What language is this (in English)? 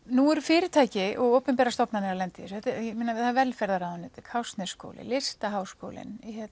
Icelandic